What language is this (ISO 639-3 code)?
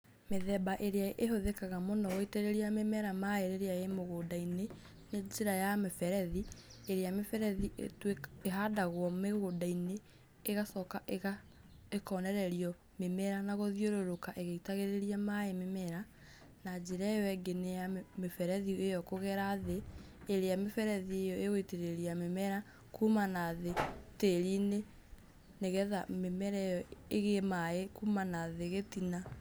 kik